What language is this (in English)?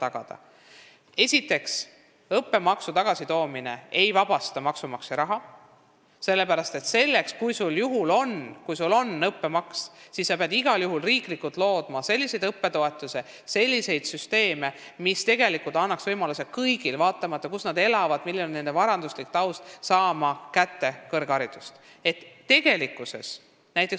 Estonian